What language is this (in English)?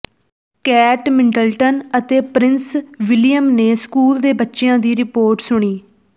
Punjabi